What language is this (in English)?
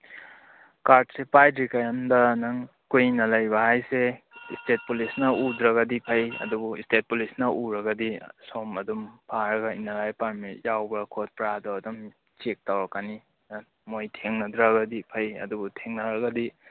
Manipuri